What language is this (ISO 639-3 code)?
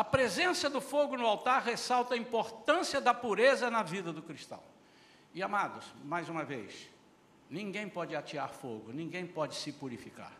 por